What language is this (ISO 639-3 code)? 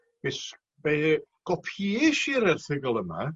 cym